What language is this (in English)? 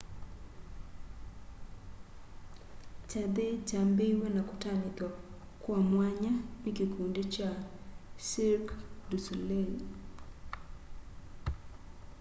Kamba